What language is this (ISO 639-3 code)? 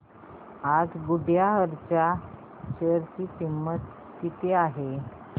mar